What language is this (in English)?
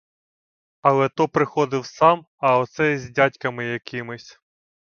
Ukrainian